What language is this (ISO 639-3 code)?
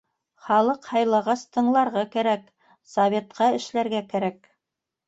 bak